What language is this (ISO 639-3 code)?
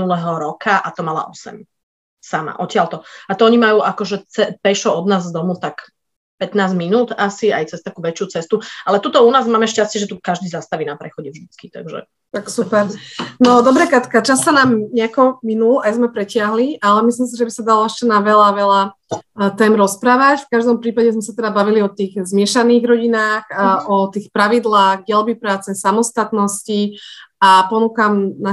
slk